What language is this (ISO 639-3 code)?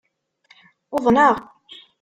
kab